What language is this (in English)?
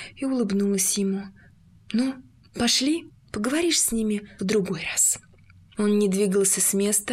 Russian